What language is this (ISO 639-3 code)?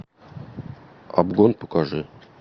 rus